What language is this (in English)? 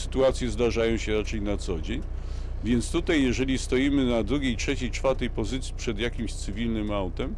Polish